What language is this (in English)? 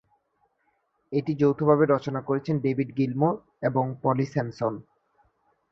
Bangla